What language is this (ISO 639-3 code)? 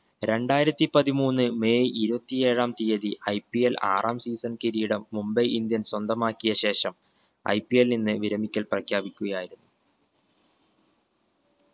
mal